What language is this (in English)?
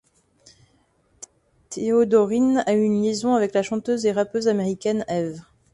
French